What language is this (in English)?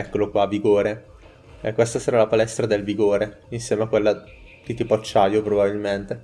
Italian